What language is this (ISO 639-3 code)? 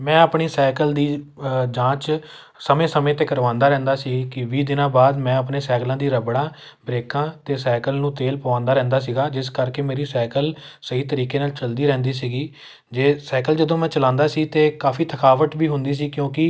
pan